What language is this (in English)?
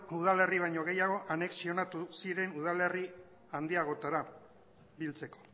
Basque